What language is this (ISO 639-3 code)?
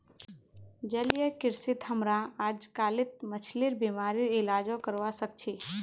mag